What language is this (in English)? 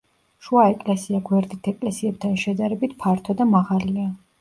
Georgian